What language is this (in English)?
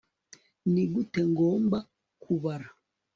Kinyarwanda